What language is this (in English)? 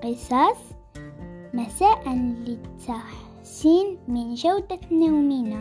Arabic